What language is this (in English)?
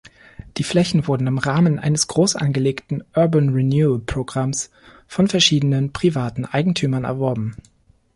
German